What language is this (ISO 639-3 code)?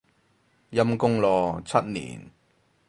yue